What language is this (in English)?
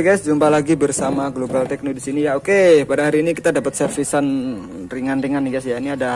Indonesian